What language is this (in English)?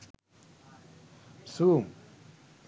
Sinhala